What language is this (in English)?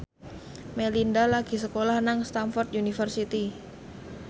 Javanese